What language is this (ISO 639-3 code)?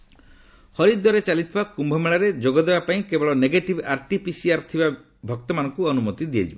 ori